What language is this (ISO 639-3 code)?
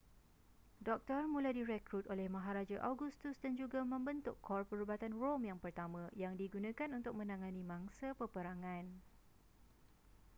msa